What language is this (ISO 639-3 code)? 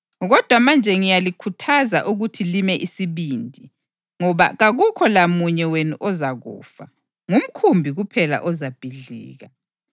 nde